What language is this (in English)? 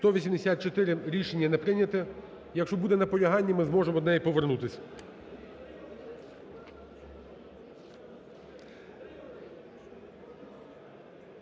Ukrainian